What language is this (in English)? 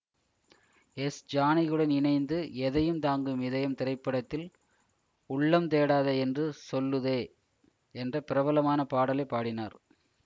Tamil